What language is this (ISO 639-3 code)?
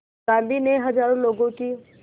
hin